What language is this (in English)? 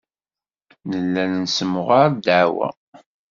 Kabyle